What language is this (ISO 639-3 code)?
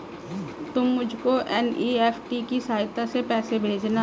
hin